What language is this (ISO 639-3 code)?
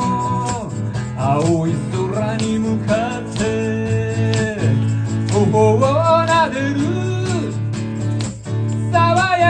jpn